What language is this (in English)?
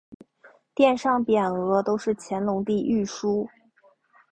Chinese